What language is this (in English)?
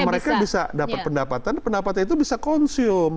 Indonesian